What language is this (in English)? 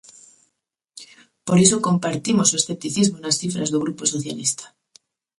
Galician